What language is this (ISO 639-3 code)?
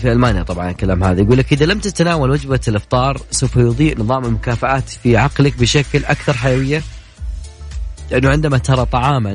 ara